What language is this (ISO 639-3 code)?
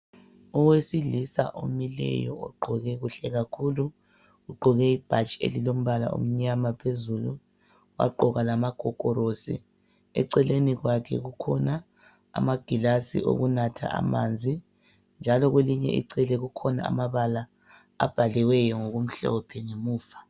nde